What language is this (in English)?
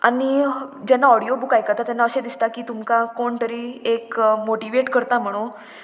Konkani